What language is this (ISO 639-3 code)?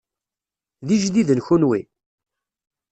kab